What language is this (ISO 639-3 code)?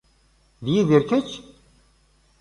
kab